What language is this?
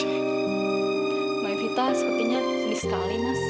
Indonesian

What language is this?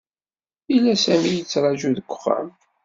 Kabyle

